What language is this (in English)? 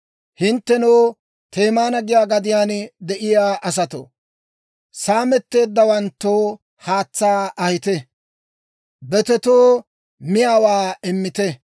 Dawro